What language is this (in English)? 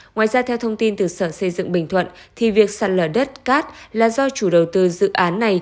Vietnamese